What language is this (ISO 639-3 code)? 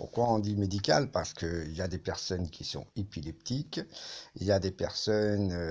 fra